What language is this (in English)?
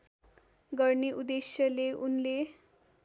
Nepali